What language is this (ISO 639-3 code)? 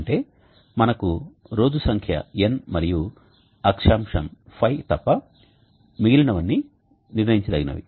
tel